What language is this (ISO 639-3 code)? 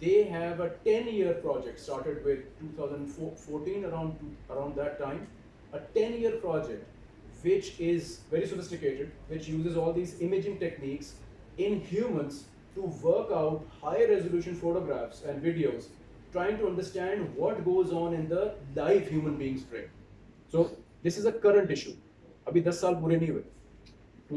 eng